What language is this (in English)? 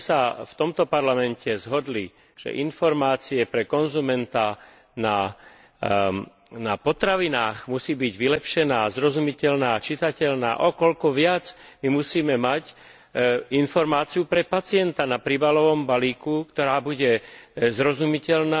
Slovak